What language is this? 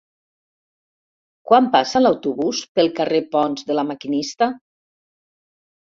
Catalan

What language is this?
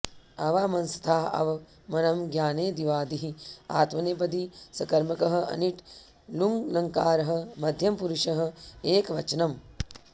Sanskrit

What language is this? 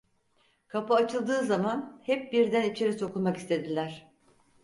Turkish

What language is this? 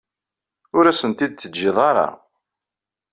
Kabyle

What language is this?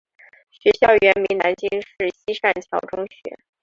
Chinese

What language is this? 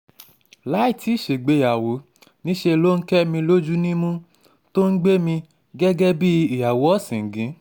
Yoruba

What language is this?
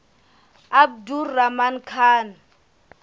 Southern Sotho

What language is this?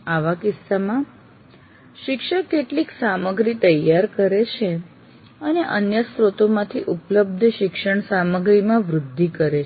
Gujarati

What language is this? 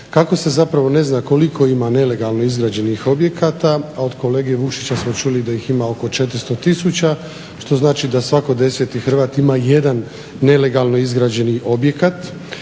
Croatian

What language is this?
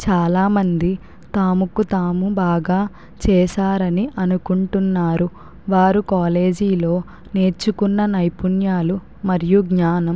Telugu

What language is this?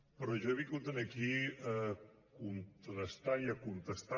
Catalan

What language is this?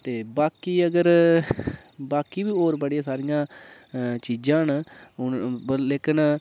Dogri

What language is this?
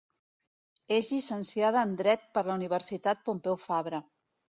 Catalan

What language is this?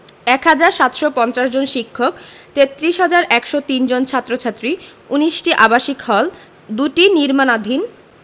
Bangla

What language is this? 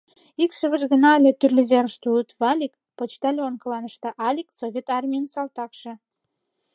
Mari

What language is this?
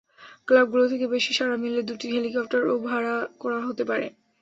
Bangla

